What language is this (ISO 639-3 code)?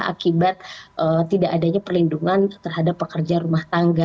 ind